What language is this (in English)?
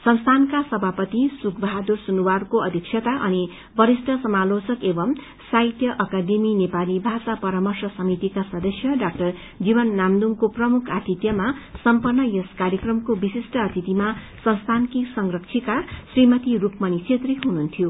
Nepali